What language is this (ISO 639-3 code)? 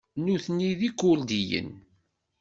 kab